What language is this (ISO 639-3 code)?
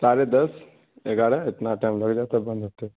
urd